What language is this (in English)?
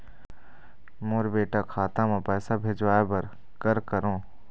Chhattisgarhi